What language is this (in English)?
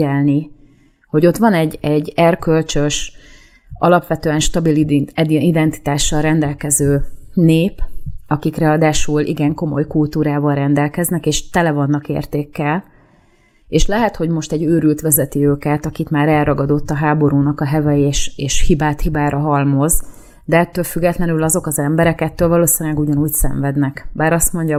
Hungarian